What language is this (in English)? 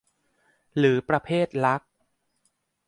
Thai